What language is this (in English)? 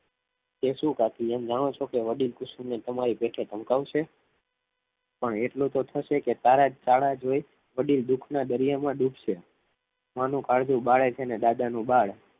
Gujarati